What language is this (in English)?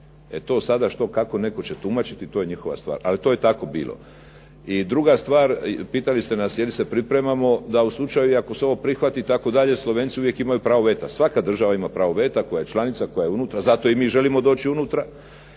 Croatian